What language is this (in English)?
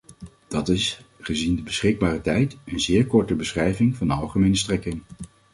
Dutch